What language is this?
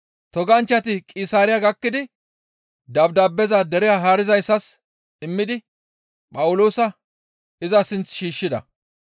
Gamo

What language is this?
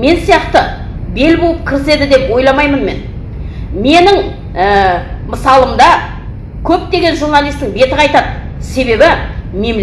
Kazakh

